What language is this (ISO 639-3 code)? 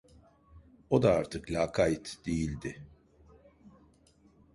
tur